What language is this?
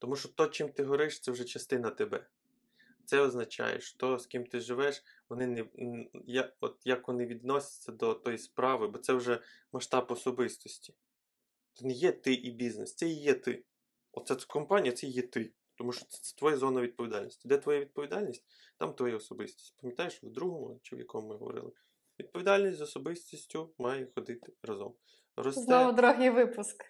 Ukrainian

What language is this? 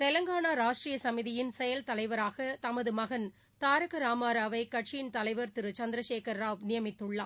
Tamil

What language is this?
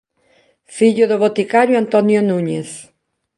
Galician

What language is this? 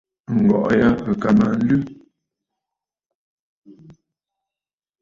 Bafut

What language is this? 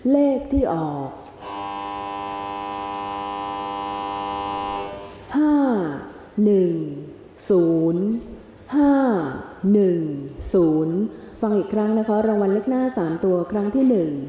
Thai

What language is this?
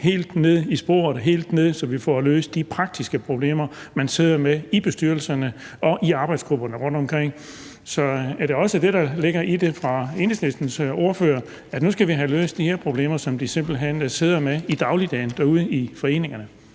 Danish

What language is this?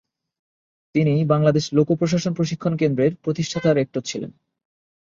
Bangla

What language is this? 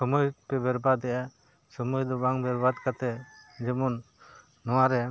Santali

